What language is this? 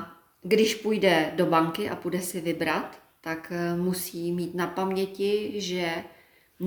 Czech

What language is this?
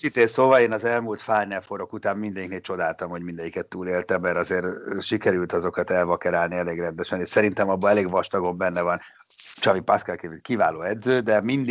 Hungarian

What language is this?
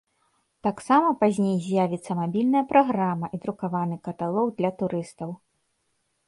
Belarusian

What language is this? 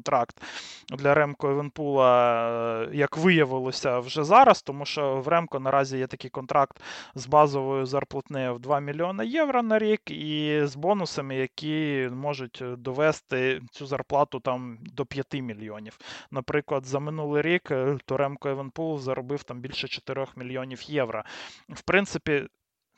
Ukrainian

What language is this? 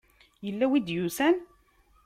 Kabyle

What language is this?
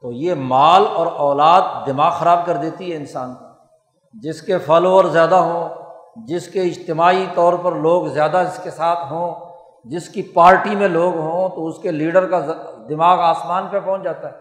Urdu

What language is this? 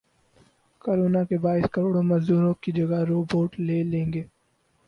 Urdu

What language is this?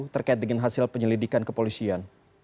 Indonesian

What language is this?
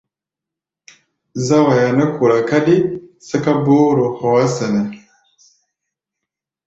Gbaya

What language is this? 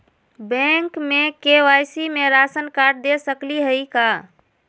Magahi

